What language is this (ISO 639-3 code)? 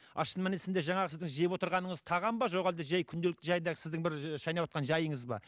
kaz